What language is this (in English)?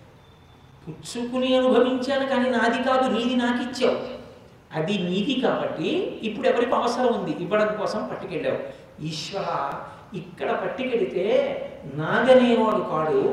Telugu